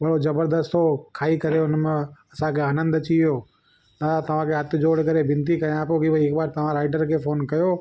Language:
Sindhi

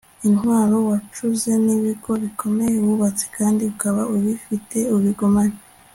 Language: Kinyarwanda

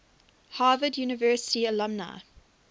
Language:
English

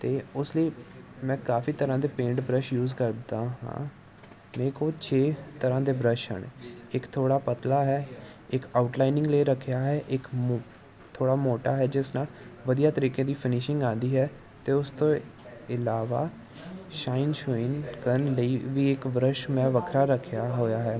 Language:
Punjabi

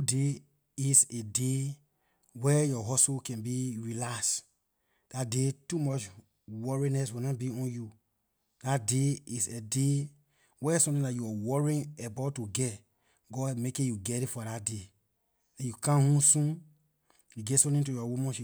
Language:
Liberian English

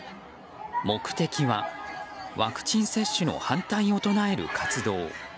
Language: Japanese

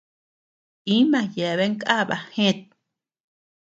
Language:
Tepeuxila Cuicatec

